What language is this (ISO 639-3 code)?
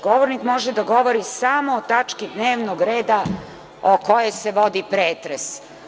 srp